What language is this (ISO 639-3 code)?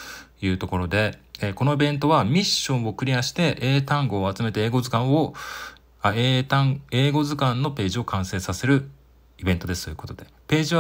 jpn